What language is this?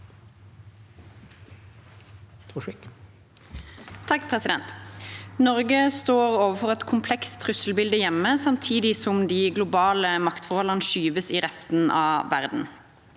Norwegian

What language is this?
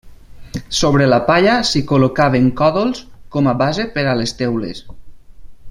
Catalan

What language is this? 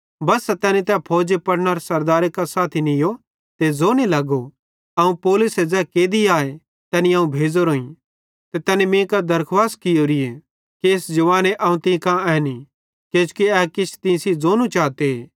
Bhadrawahi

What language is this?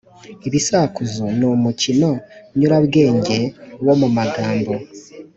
Kinyarwanda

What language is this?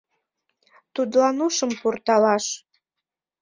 Mari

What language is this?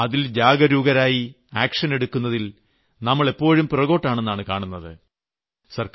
Malayalam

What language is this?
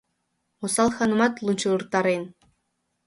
Mari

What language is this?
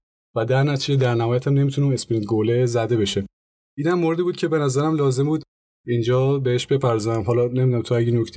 Persian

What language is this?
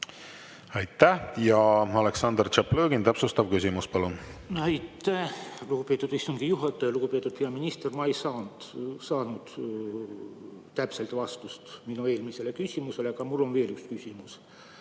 Estonian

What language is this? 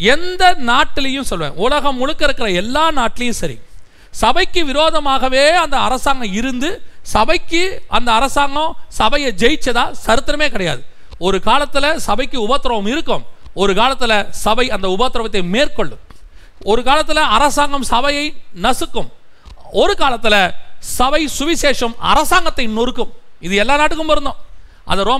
Tamil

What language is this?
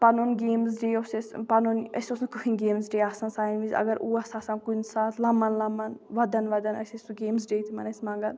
Kashmiri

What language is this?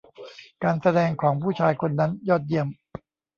Thai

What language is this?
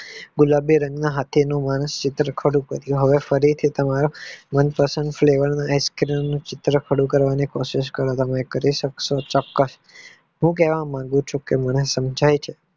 Gujarati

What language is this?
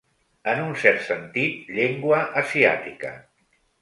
Catalan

